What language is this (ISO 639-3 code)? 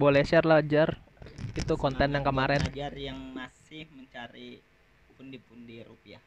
ind